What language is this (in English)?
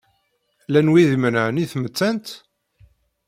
Kabyle